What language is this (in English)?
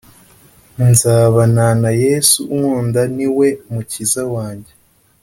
Kinyarwanda